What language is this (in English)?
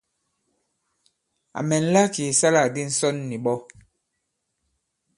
Bankon